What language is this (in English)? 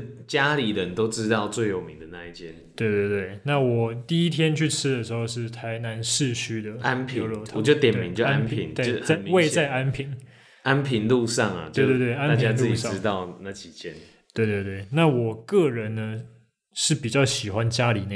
Chinese